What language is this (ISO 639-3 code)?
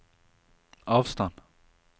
nor